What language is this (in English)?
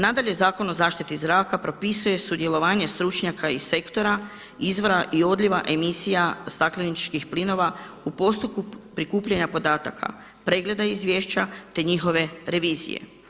Croatian